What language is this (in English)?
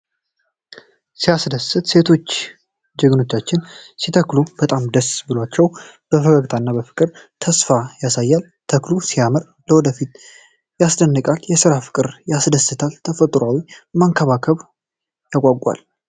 Amharic